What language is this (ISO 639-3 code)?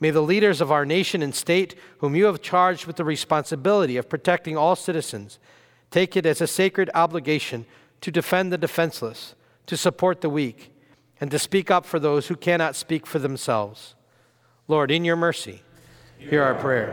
eng